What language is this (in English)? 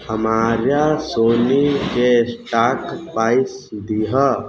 Maithili